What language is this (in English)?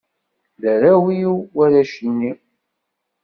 Kabyle